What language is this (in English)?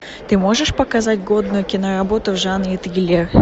Russian